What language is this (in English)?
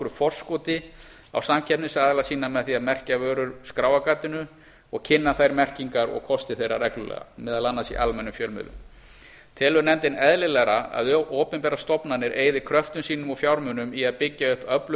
Icelandic